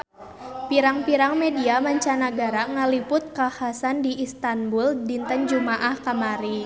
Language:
Sundanese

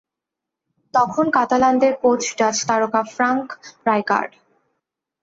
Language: Bangla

